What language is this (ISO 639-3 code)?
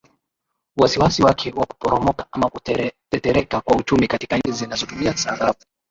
swa